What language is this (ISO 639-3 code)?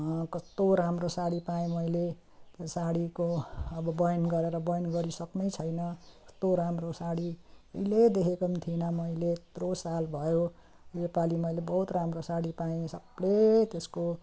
nep